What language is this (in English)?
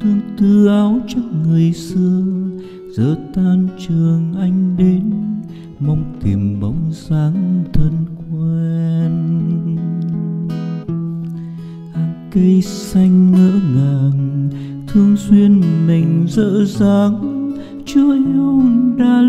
Vietnamese